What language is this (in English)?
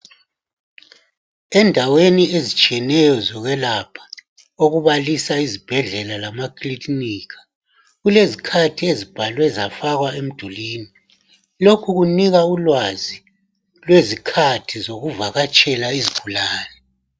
North Ndebele